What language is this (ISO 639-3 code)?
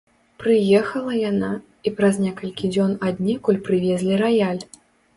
bel